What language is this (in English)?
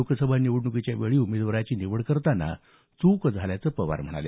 Marathi